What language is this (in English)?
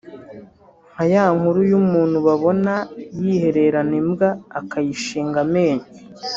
Kinyarwanda